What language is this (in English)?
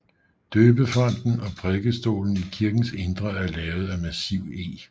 Danish